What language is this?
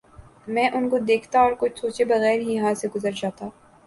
Urdu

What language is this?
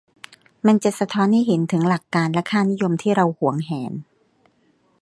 Thai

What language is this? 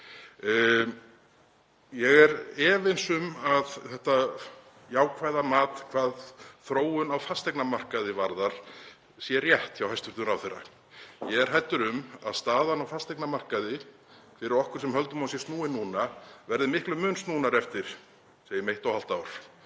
Icelandic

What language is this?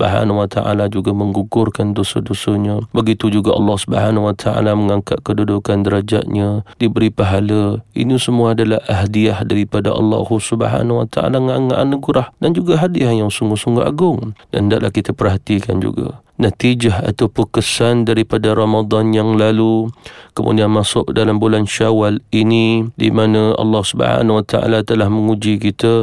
Malay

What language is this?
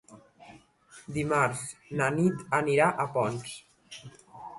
Catalan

